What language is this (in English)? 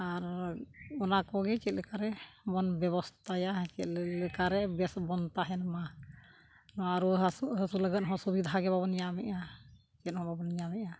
Santali